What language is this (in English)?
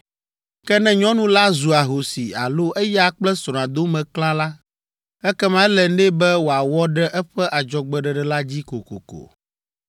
Ewe